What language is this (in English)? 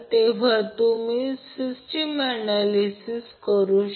Marathi